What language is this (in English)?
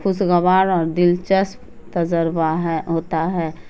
Urdu